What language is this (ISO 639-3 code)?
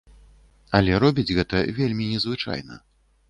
bel